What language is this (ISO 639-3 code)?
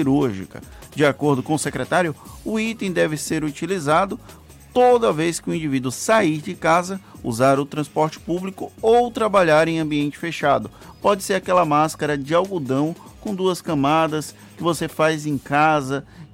por